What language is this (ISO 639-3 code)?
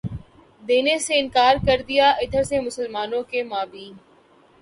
urd